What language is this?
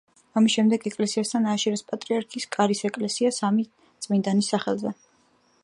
Georgian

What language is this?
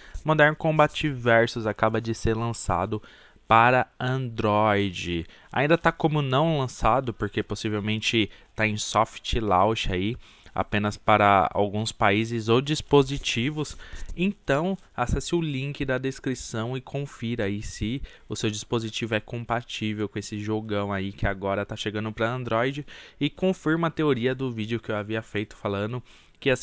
Portuguese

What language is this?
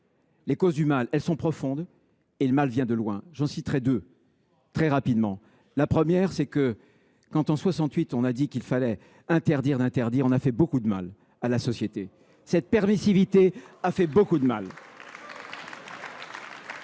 French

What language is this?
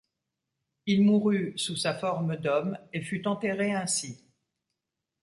French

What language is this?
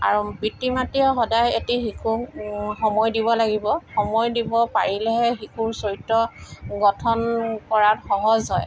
Assamese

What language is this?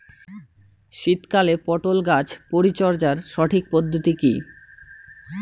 Bangla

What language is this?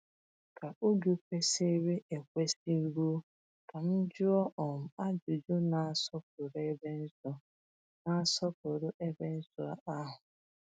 Igbo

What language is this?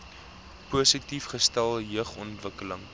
Afrikaans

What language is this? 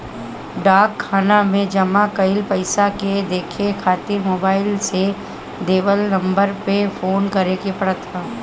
Bhojpuri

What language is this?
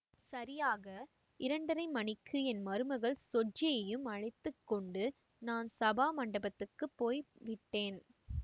Tamil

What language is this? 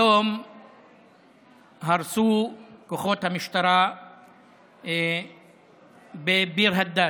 Hebrew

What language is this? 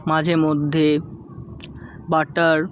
Bangla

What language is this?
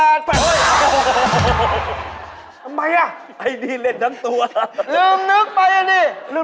Thai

